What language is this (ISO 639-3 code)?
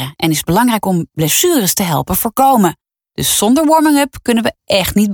nld